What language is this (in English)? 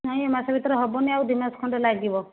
Odia